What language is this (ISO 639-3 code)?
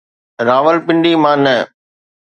snd